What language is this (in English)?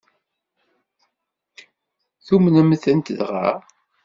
Kabyle